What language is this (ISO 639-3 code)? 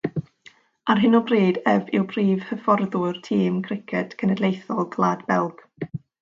cym